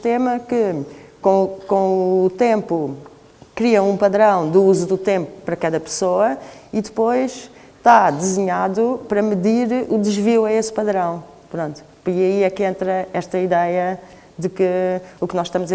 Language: Portuguese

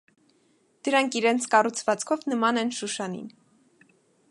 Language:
Armenian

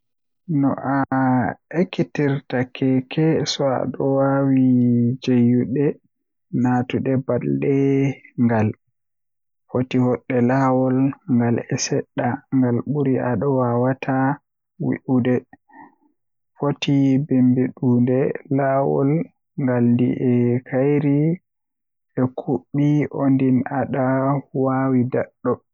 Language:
Western Niger Fulfulde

